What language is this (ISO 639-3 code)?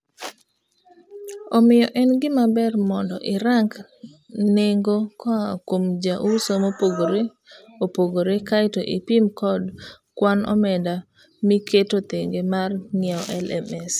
luo